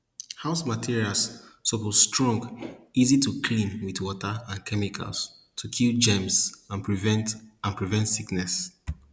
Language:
Nigerian Pidgin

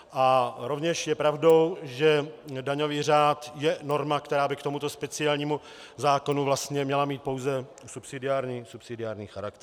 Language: Czech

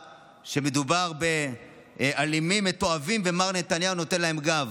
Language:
Hebrew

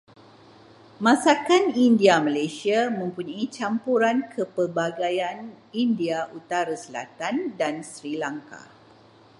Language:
Malay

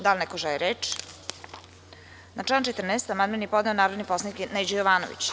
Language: Serbian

